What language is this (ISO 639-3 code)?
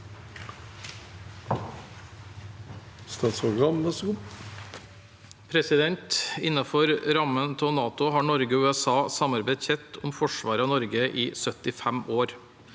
nor